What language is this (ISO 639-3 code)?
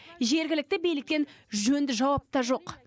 kaz